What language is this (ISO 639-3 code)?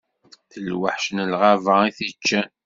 kab